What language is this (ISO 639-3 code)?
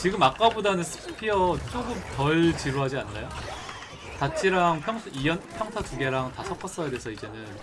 kor